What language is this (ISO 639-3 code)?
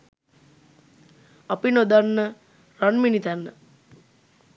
sin